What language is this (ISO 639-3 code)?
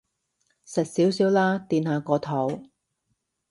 yue